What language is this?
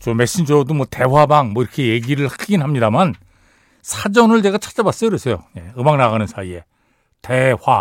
Korean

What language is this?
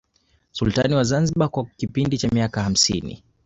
Swahili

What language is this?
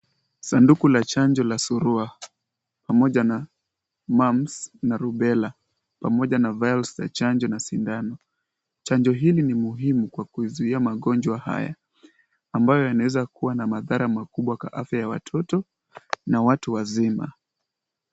Swahili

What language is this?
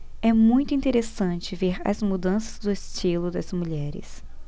Portuguese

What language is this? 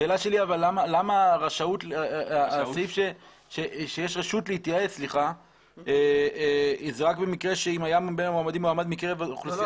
Hebrew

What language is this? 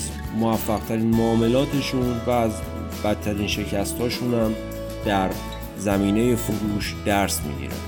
Persian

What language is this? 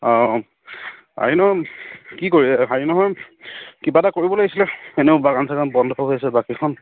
Assamese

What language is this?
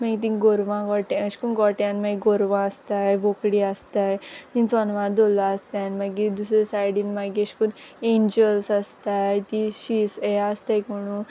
Konkani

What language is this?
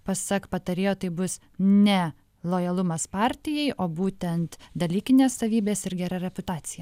Lithuanian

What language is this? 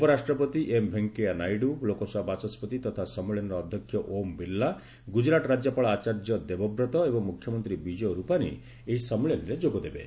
Odia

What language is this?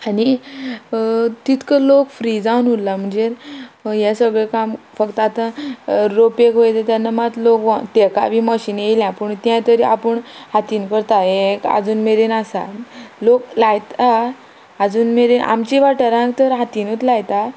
Konkani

